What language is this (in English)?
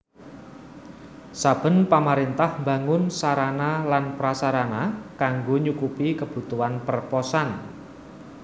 Javanese